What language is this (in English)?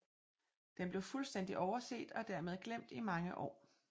Danish